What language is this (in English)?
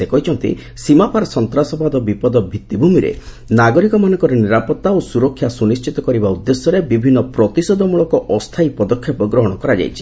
Odia